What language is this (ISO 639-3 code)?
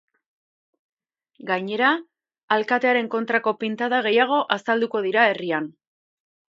eus